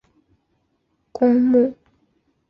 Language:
Chinese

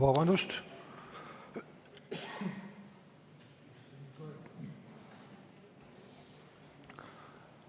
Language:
Estonian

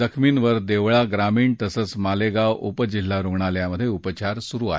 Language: Marathi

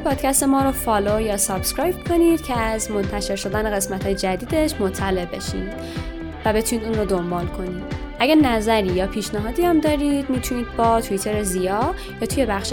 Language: Persian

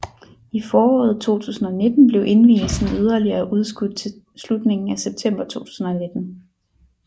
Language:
Danish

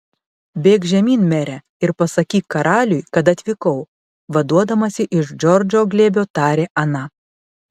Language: Lithuanian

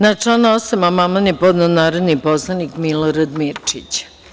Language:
Serbian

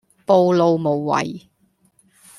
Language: Cantonese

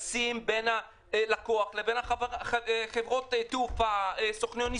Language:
Hebrew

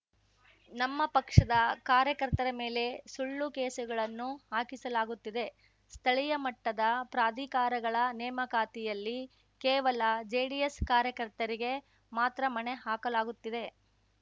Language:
Kannada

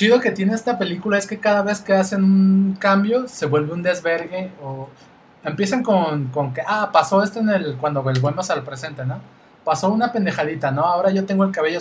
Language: Spanish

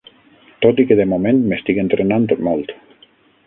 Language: Catalan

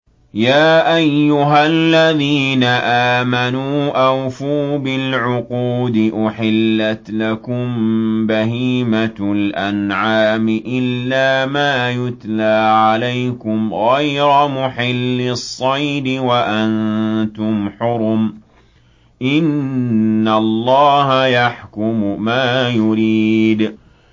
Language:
Arabic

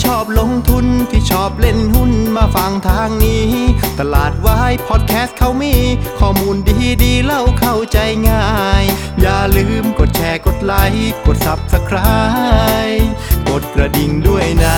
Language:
Thai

